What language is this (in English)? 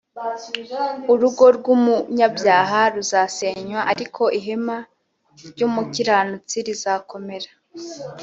Kinyarwanda